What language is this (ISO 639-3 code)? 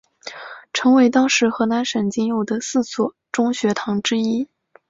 zho